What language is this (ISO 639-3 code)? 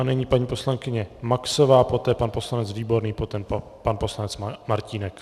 ces